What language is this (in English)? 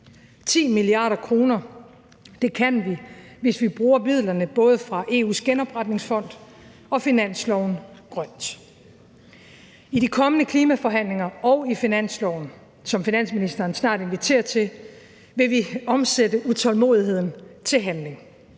Danish